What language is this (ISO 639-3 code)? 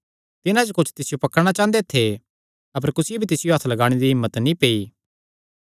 xnr